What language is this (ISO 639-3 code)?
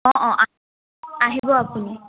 asm